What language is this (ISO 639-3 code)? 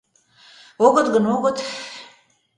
chm